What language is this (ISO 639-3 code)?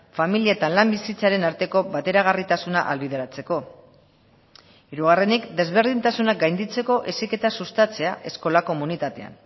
eus